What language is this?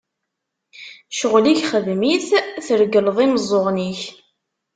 Kabyle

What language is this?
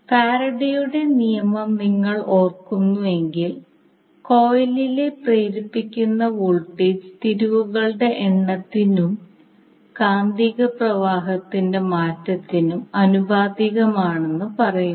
Malayalam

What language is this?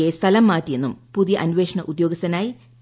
Malayalam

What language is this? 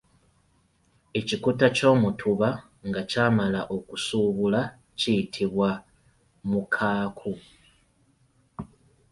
Ganda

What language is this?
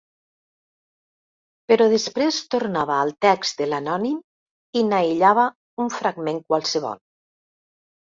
Catalan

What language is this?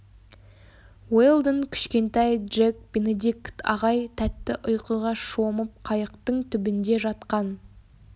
Kazakh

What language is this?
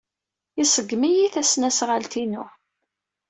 Kabyle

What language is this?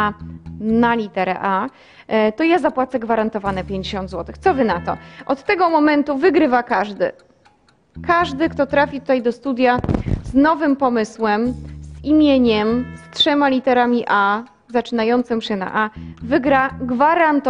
Polish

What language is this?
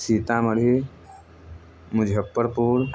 Maithili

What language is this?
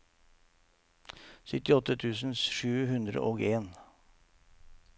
Norwegian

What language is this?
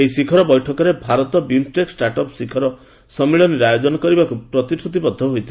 Odia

